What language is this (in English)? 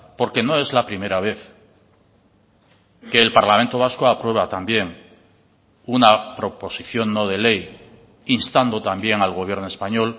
Spanish